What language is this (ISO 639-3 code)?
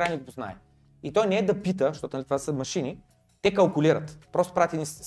bul